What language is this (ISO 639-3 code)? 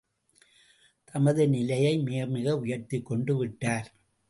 tam